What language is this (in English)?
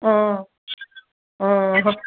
Assamese